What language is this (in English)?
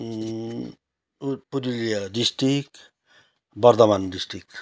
Nepali